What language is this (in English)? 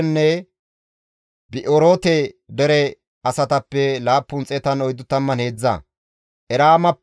Gamo